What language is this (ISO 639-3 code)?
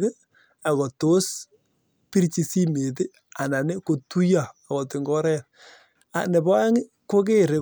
kln